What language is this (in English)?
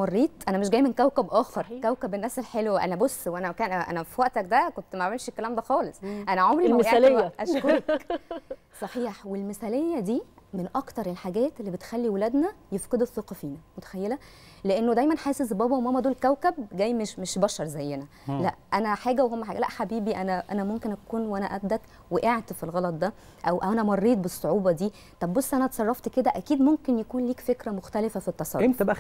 Arabic